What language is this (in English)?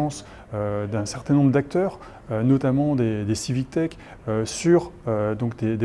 French